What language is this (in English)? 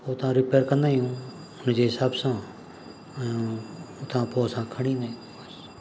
Sindhi